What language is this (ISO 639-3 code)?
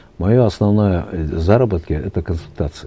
kaz